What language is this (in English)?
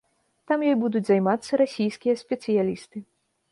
Belarusian